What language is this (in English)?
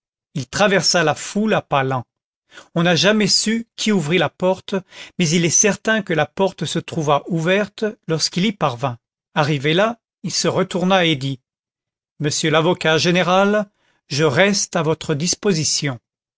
French